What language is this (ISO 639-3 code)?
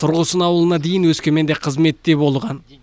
kaz